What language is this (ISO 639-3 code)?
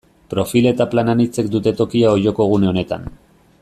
eus